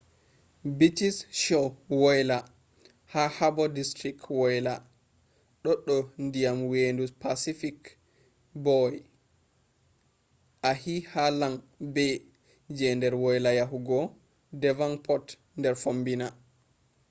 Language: Fula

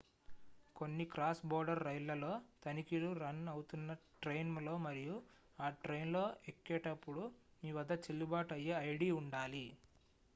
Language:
Telugu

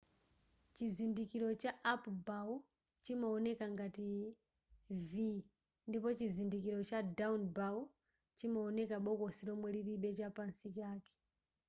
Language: Nyanja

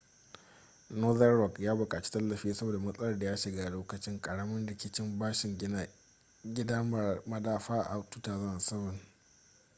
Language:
Hausa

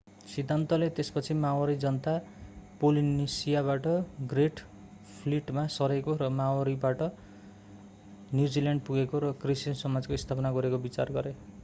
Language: Nepali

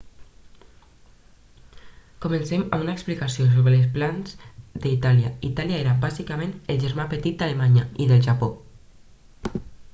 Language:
Catalan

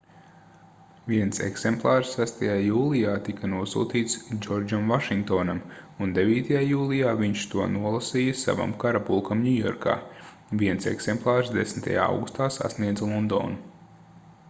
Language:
Latvian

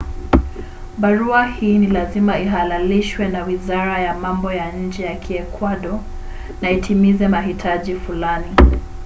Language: Swahili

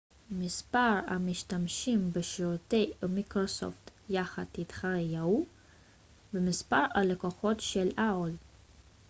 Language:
Hebrew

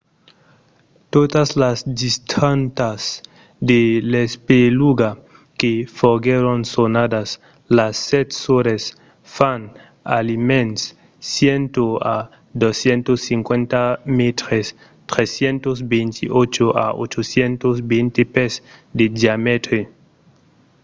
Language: Occitan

